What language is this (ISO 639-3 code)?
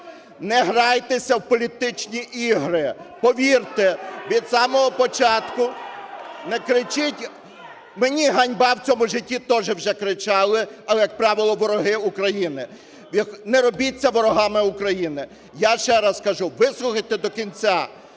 ukr